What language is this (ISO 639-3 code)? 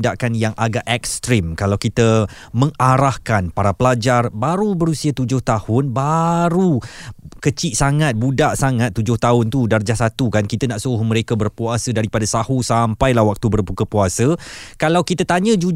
msa